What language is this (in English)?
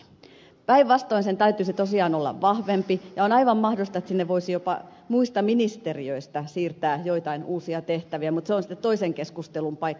Finnish